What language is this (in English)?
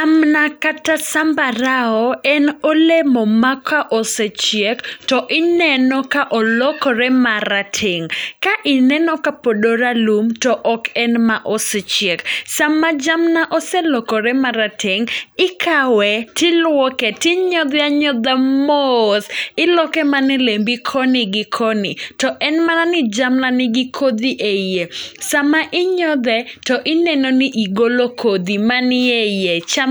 Luo (Kenya and Tanzania)